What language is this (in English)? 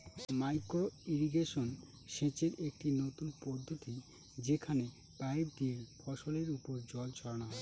Bangla